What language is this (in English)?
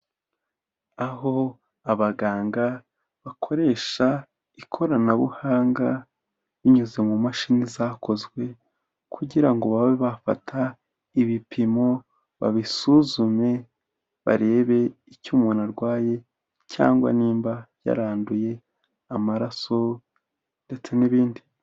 Kinyarwanda